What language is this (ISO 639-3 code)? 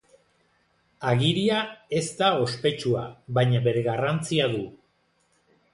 eus